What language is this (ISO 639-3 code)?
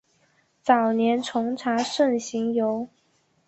zho